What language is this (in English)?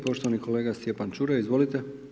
Croatian